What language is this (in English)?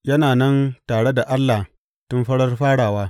Hausa